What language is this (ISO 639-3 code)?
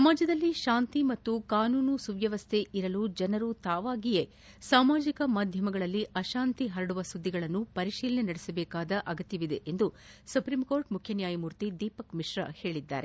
kan